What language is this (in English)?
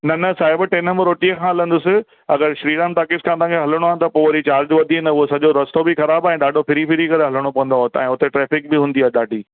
Sindhi